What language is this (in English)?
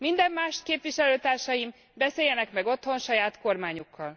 Hungarian